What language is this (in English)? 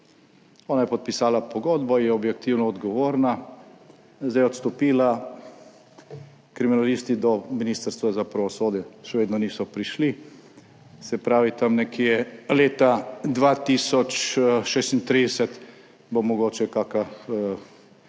Slovenian